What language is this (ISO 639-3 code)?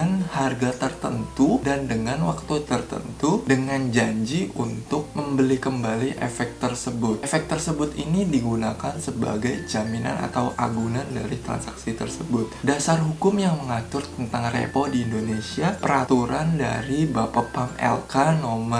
ind